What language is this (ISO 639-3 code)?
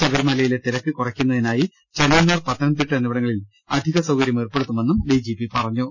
mal